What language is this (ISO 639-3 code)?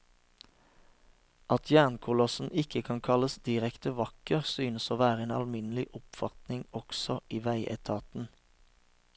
nor